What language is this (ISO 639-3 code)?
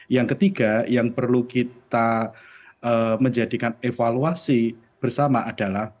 ind